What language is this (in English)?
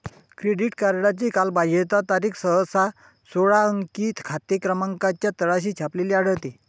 Marathi